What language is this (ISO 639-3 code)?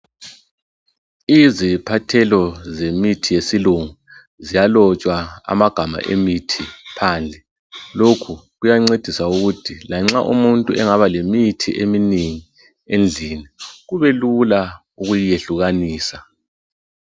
nde